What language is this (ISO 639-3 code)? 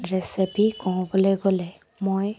asm